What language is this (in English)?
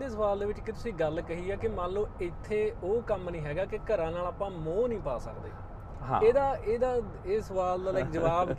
Punjabi